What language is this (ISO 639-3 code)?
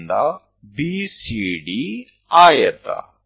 kan